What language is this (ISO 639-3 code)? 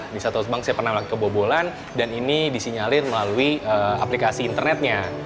ind